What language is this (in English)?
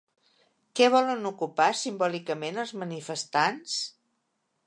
Catalan